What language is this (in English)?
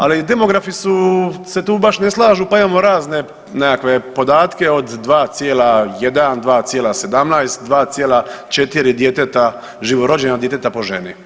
Croatian